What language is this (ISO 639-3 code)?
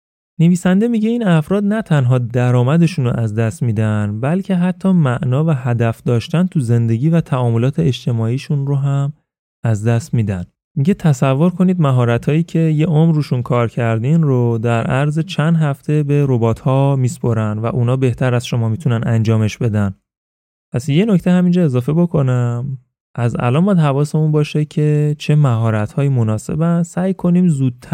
fas